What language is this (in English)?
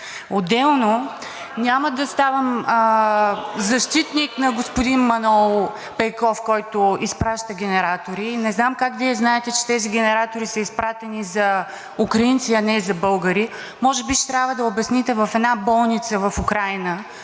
Bulgarian